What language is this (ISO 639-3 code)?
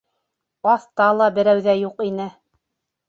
bak